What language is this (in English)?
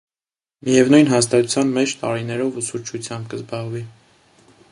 Armenian